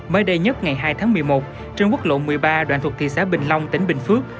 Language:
Vietnamese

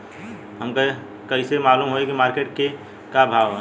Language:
Bhojpuri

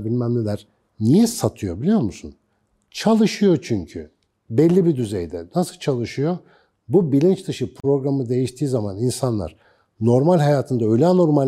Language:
Turkish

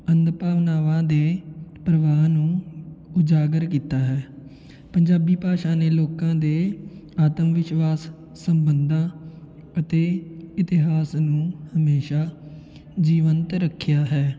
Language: Punjabi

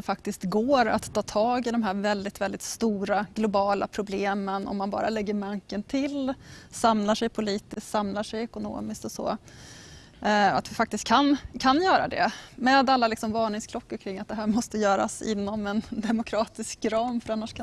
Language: Swedish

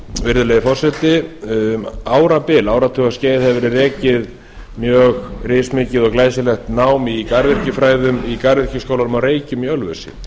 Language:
Icelandic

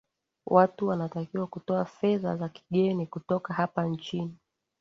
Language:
Swahili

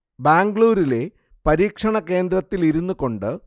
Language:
Malayalam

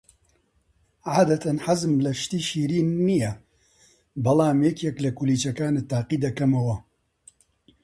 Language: Central Kurdish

